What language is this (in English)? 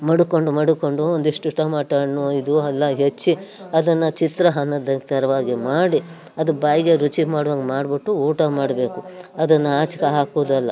Kannada